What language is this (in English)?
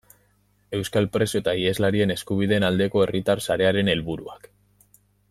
Basque